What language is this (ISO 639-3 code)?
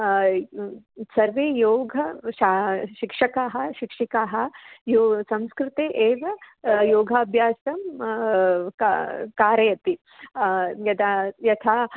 san